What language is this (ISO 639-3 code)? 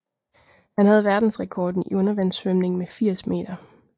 dan